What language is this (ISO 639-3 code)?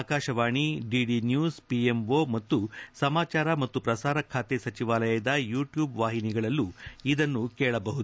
kan